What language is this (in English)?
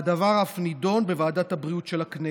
Hebrew